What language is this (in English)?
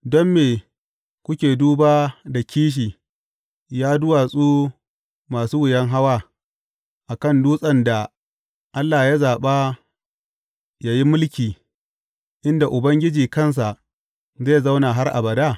Hausa